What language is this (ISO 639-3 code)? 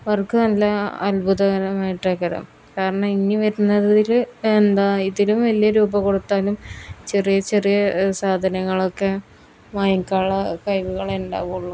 mal